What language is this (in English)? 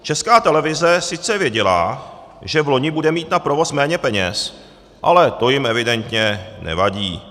Czech